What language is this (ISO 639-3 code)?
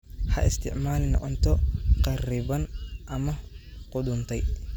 som